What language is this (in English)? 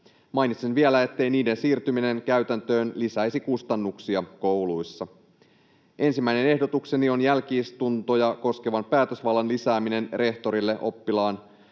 Finnish